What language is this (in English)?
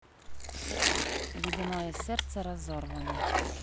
Russian